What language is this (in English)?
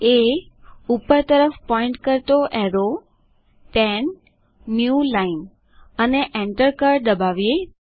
Gujarati